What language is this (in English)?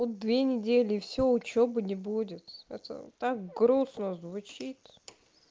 Russian